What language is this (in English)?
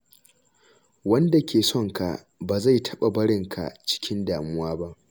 Hausa